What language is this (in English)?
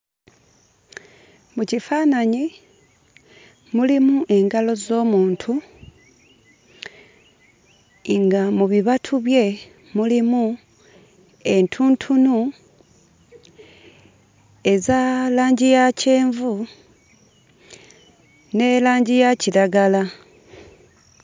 Ganda